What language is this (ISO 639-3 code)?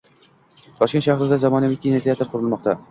uzb